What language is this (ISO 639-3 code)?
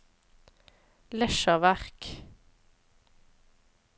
nor